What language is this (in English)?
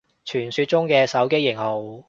Cantonese